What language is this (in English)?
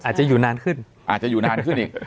Thai